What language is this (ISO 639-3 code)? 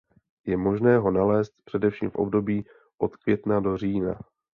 ces